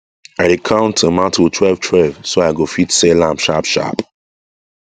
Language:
Nigerian Pidgin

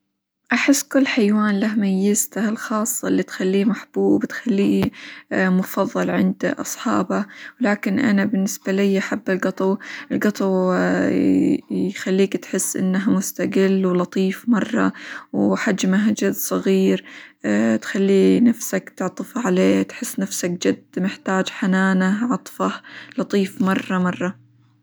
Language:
Hijazi Arabic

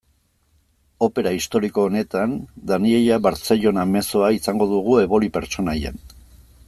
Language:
Basque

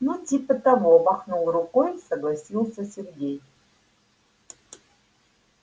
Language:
Russian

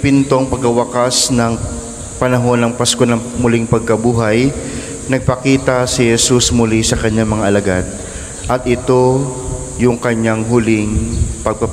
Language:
Filipino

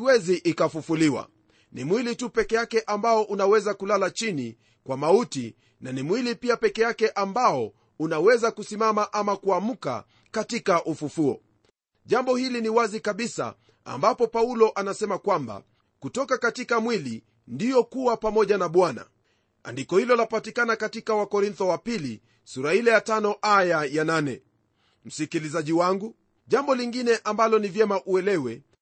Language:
Swahili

